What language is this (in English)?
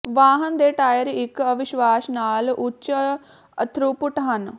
Punjabi